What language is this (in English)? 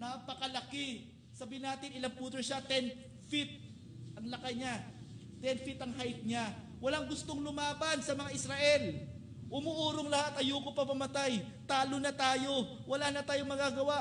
Filipino